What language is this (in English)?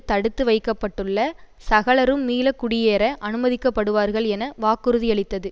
Tamil